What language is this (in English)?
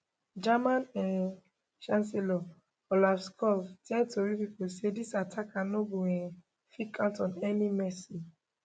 Nigerian Pidgin